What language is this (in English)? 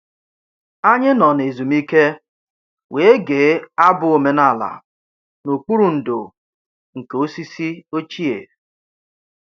Igbo